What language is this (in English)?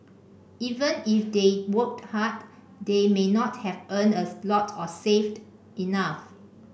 English